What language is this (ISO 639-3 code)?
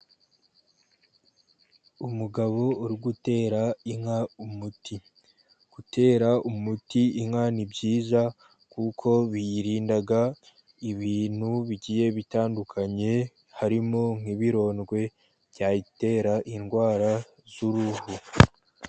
kin